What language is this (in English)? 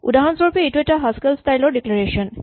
Assamese